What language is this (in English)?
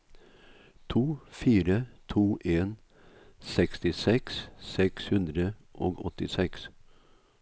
Norwegian